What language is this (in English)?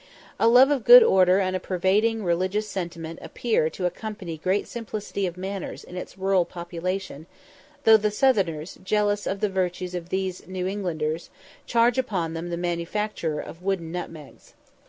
English